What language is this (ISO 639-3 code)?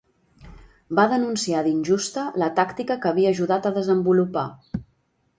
cat